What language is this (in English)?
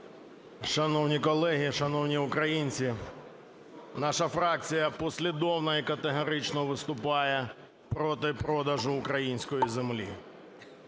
Ukrainian